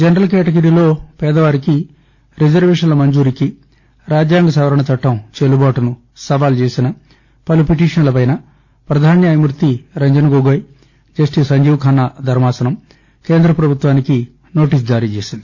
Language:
Telugu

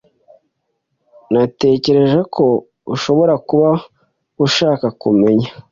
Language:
Kinyarwanda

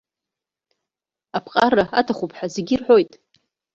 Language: Abkhazian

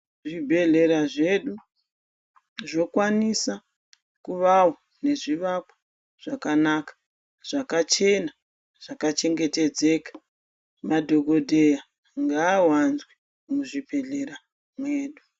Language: Ndau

